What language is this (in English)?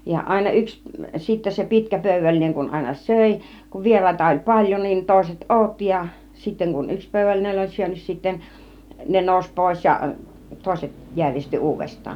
Finnish